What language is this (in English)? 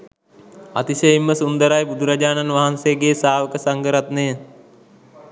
Sinhala